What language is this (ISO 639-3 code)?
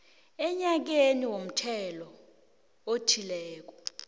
nbl